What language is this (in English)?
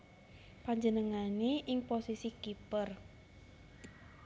Javanese